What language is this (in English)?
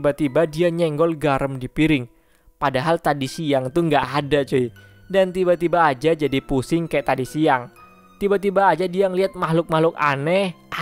Indonesian